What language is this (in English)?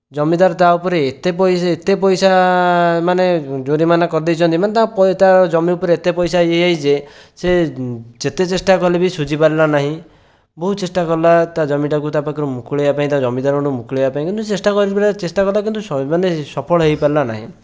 Odia